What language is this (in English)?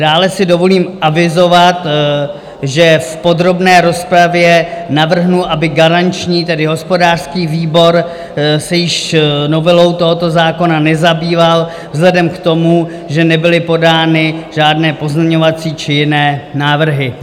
Czech